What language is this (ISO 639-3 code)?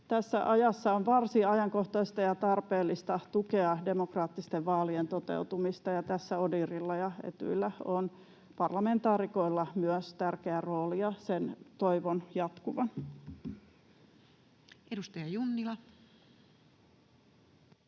fin